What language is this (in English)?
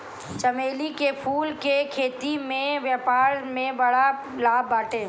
Bhojpuri